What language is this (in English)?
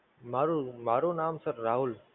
Gujarati